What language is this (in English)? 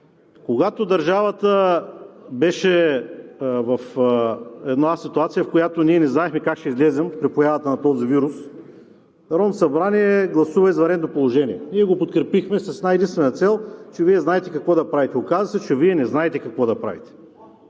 Bulgarian